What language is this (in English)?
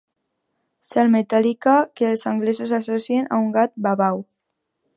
Catalan